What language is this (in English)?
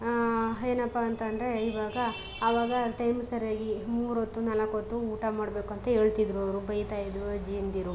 Kannada